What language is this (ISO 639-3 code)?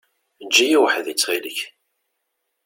kab